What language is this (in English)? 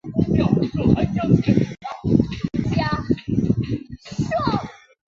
Chinese